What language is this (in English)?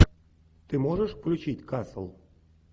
Russian